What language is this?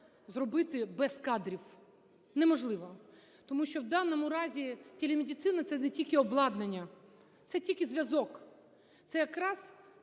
Ukrainian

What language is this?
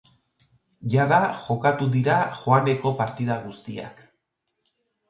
Basque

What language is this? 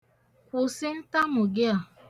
Igbo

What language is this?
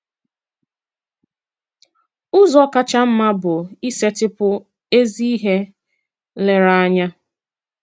Igbo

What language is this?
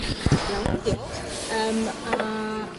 Welsh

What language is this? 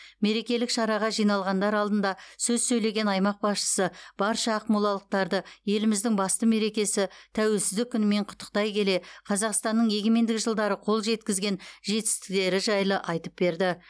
Kazakh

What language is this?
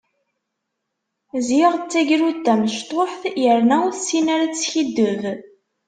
Kabyle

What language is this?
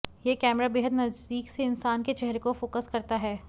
Hindi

